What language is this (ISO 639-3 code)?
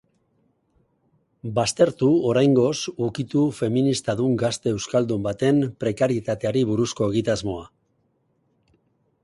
eus